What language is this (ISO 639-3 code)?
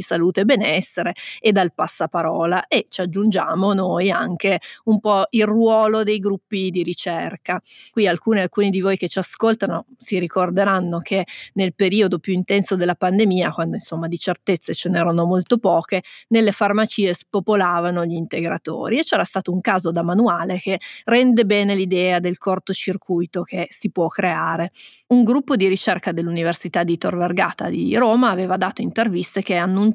ita